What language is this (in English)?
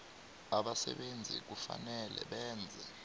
South Ndebele